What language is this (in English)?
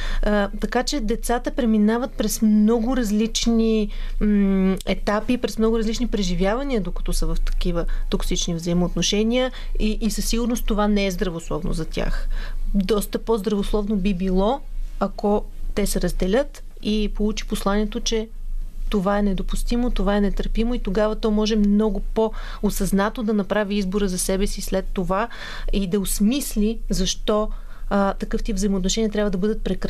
Bulgarian